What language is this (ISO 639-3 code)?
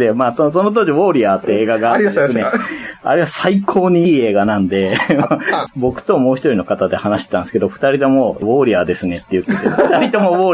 jpn